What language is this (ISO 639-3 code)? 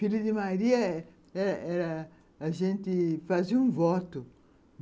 por